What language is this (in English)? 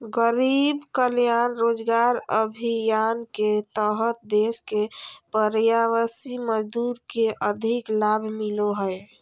Magahi